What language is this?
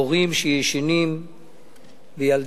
Hebrew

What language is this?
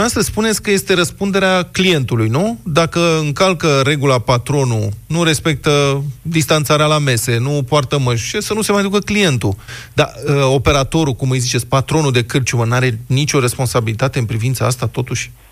Romanian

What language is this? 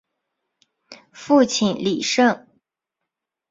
Chinese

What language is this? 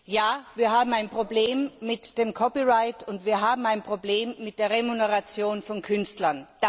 German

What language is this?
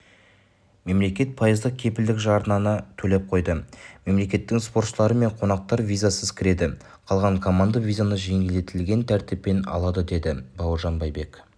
Kazakh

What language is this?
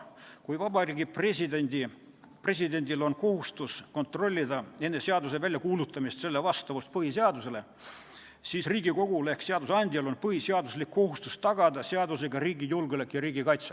Estonian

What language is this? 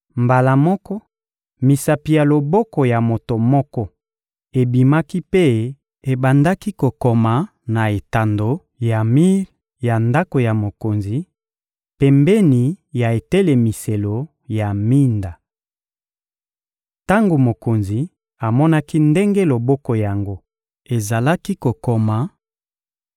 Lingala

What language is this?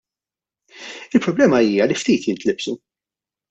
Maltese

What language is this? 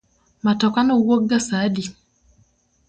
Luo (Kenya and Tanzania)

